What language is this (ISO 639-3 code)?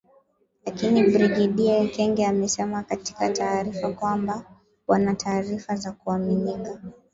swa